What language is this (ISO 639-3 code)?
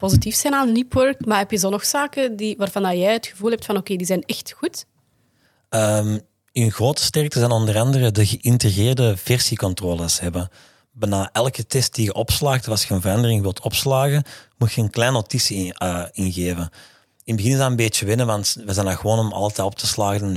nld